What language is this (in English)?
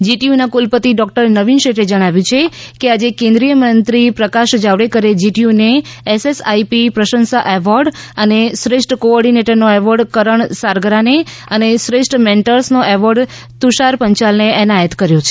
Gujarati